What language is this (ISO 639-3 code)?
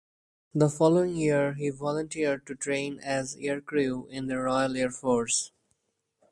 eng